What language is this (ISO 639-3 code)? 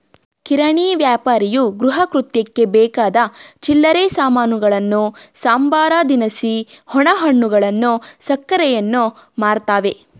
kan